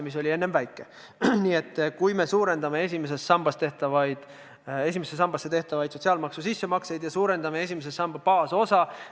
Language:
Estonian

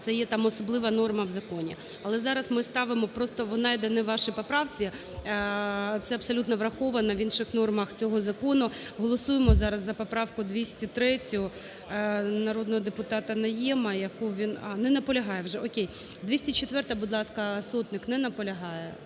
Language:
Ukrainian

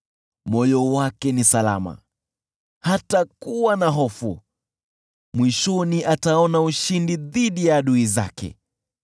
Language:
Swahili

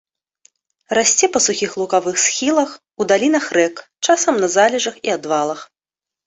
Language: Belarusian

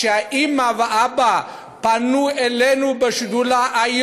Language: Hebrew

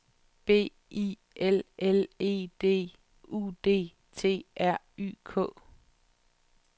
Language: Danish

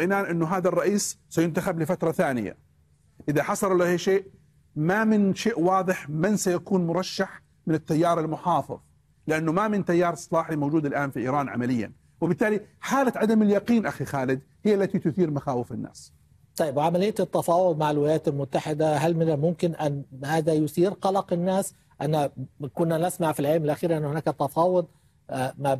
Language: Arabic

